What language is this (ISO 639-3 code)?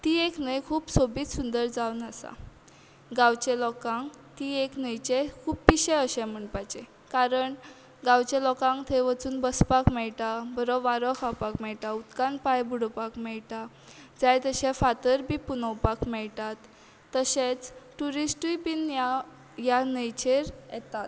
kok